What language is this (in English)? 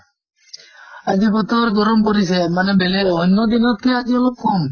Assamese